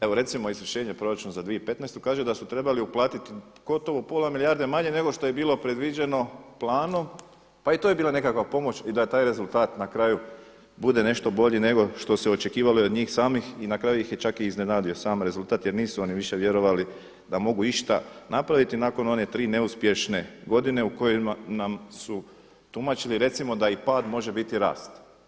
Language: Croatian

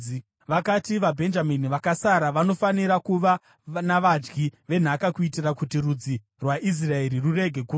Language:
Shona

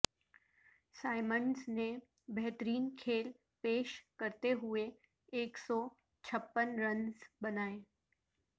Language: Urdu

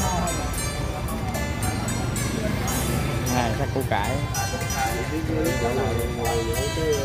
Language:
Vietnamese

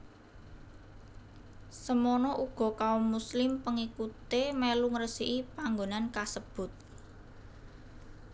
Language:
Javanese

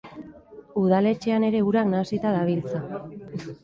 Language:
Basque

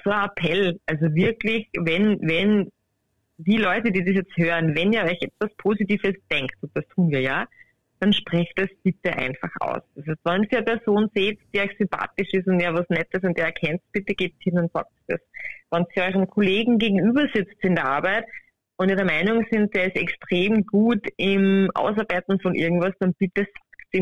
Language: German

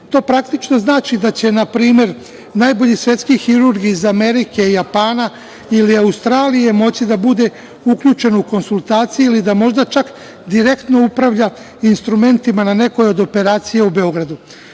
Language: Serbian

